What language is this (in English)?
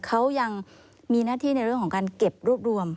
Thai